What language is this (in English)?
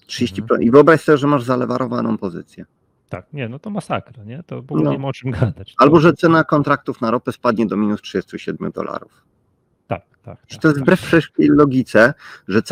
Polish